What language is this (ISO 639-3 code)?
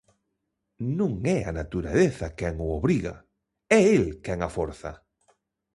glg